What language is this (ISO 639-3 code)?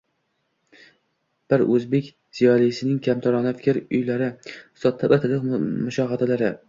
uzb